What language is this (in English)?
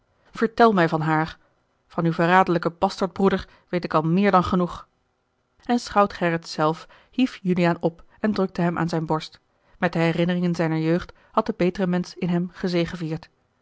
Dutch